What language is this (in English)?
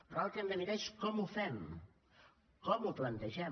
Catalan